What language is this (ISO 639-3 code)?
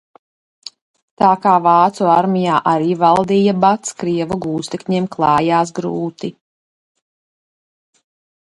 lav